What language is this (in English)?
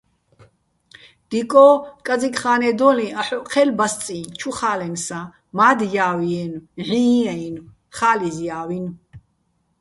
Bats